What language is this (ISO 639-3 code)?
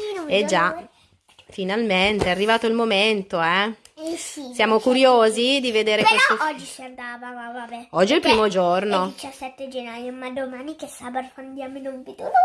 ita